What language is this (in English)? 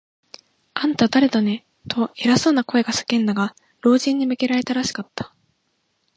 Japanese